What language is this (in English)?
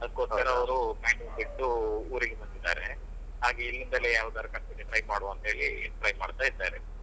Kannada